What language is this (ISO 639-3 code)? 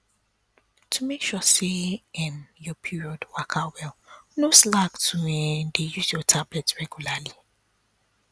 pcm